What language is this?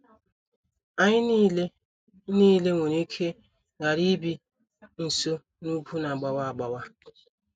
Igbo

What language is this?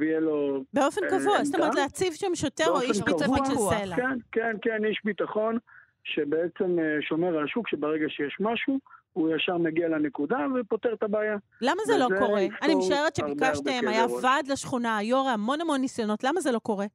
Hebrew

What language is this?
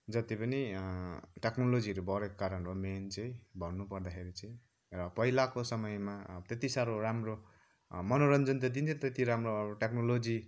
Nepali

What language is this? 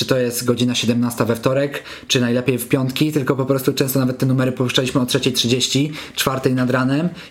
Polish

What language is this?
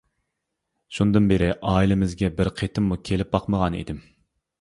Uyghur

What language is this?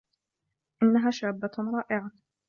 Arabic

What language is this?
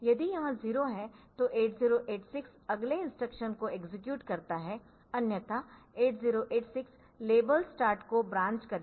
Hindi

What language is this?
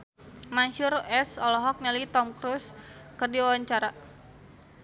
Sundanese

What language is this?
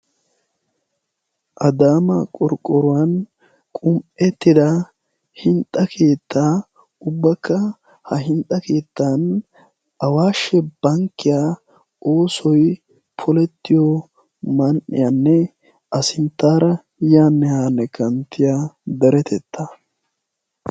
Wolaytta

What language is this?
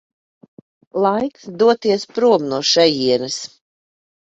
Latvian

